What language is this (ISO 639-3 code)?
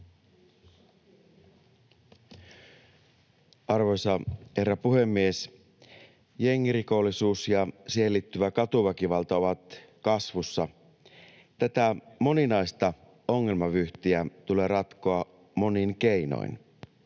fin